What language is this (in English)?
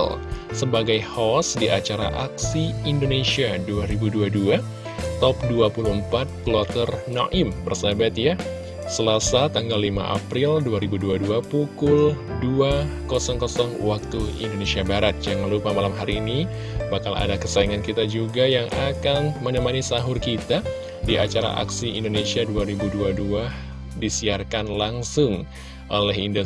Indonesian